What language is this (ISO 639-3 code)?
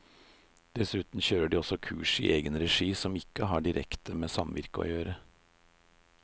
nor